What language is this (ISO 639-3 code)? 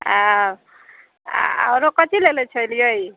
mai